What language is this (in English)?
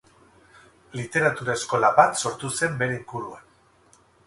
Basque